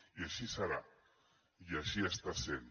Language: Catalan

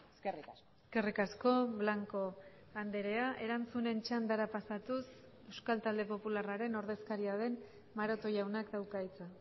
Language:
Basque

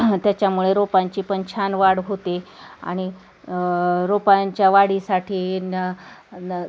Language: Marathi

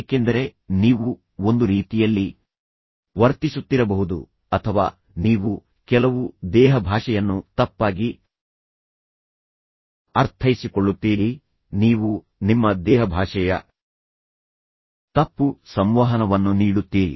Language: Kannada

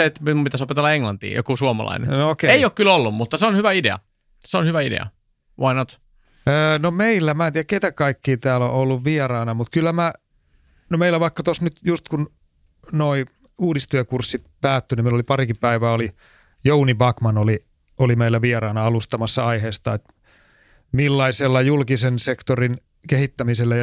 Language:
Finnish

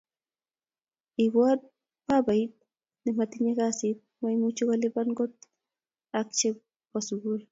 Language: Kalenjin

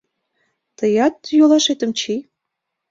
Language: Mari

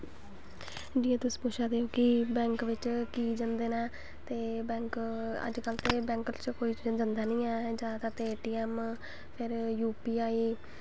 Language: Dogri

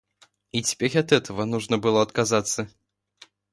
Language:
Russian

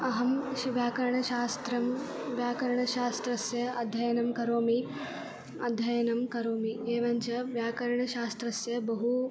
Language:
Sanskrit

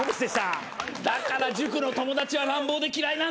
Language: Japanese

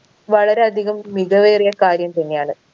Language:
Malayalam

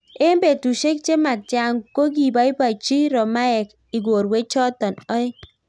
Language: Kalenjin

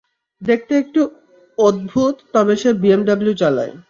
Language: Bangla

